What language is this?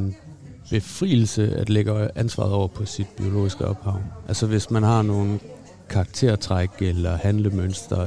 Danish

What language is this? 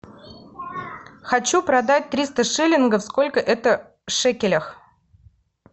Russian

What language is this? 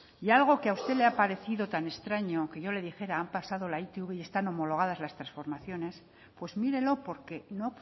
Spanish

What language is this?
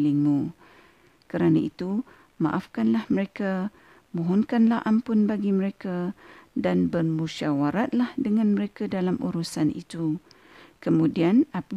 Malay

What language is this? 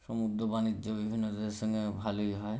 Bangla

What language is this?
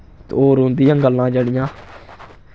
Dogri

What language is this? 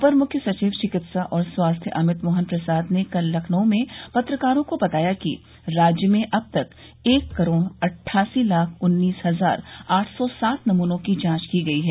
Hindi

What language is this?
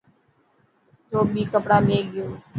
Dhatki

